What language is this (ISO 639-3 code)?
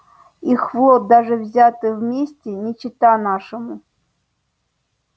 rus